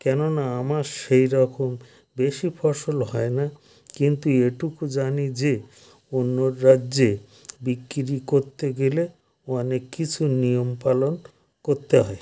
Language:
Bangla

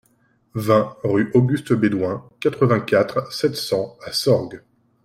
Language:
French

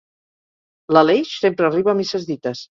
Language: Catalan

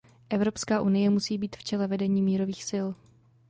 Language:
Czech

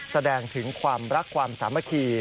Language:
Thai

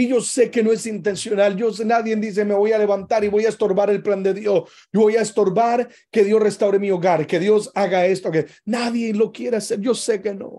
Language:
Spanish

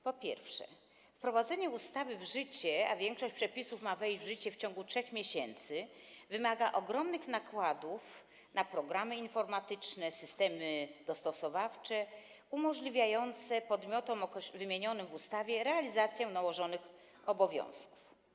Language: Polish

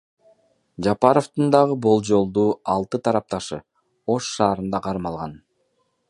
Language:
Kyrgyz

